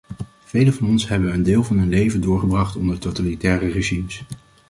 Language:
Dutch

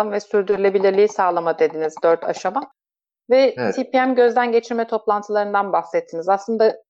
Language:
Turkish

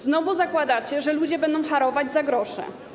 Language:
Polish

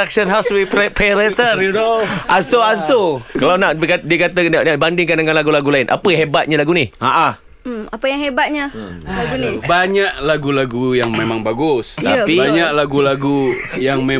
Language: Malay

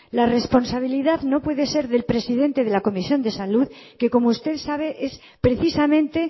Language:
Spanish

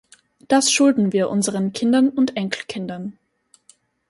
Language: German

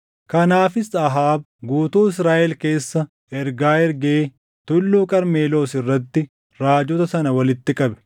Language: Oromo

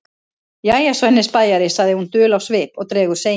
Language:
Icelandic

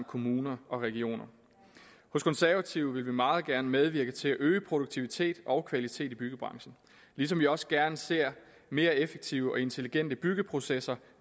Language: Danish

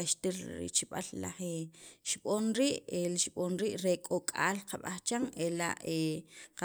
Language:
Sacapulteco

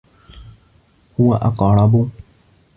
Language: Arabic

